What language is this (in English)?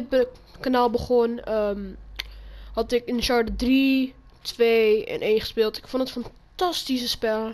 Dutch